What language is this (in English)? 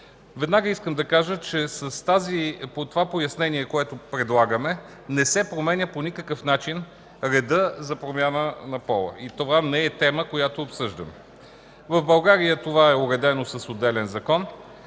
Bulgarian